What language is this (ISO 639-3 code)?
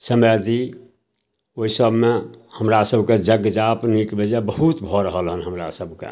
mai